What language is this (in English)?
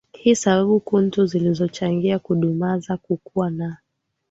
Swahili